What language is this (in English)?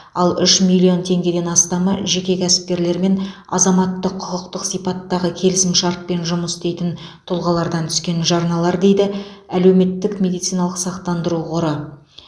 Kazakh